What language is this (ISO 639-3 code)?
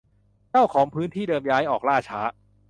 tha